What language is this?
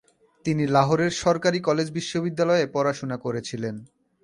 Bangla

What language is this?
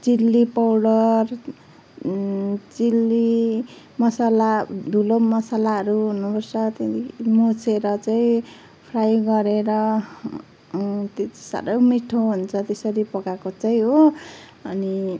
Nepali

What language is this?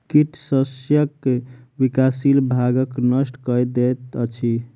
Maithili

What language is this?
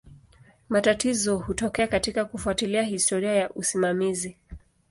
Swahili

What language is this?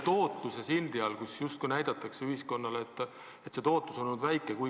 Estonian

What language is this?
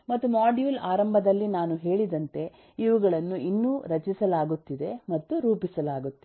Kannada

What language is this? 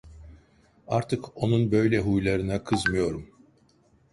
Turkish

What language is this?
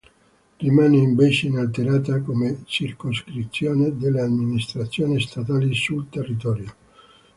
Italian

